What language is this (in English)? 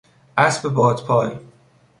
Persian